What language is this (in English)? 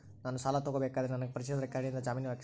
Kannada